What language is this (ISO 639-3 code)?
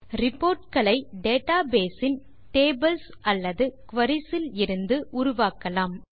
tam